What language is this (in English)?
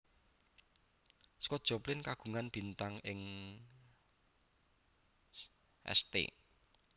Javanese